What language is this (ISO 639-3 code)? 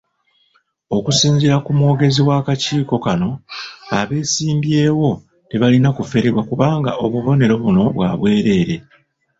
lug